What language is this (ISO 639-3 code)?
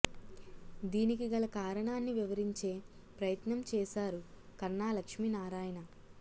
tel